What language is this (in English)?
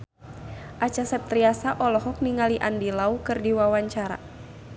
Sundanese